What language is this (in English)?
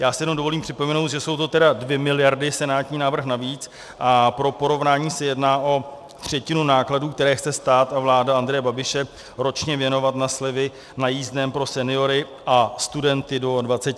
Czech